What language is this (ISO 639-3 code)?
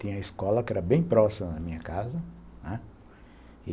por